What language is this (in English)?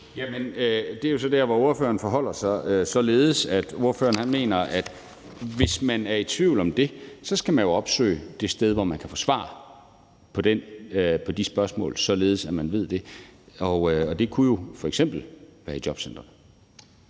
Danish